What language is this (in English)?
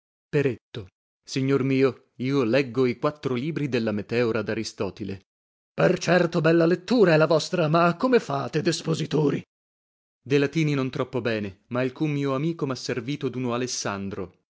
Italian